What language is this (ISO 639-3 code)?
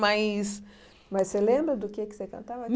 por